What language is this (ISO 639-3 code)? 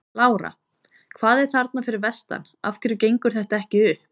isl